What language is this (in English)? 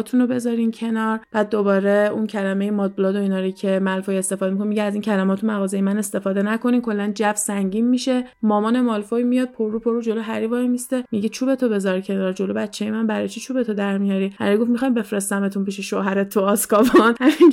Persian